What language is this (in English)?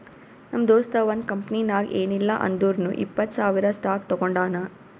Kannada